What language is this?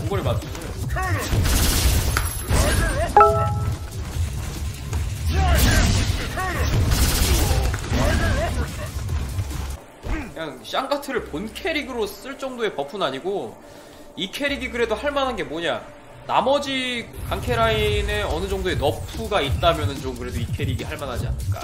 Korean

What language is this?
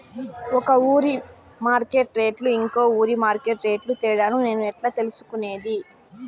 Telugu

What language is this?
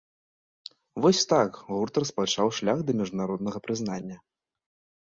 Belarusian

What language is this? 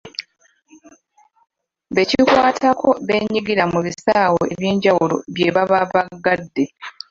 Ganda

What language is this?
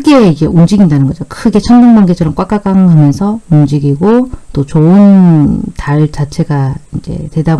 Korean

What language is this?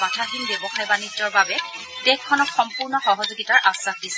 Assamese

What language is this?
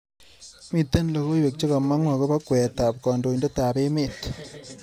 Kalenjin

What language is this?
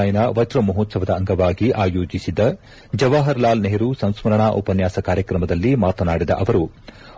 Kannada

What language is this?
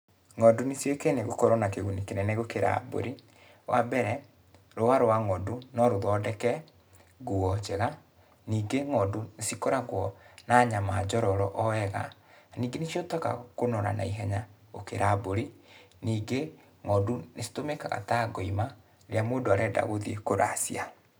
Kikuyu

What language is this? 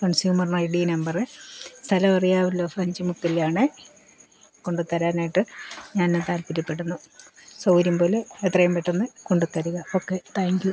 Malayalam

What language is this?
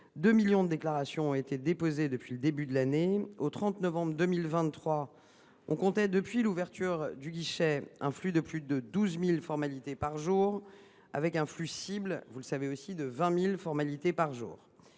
French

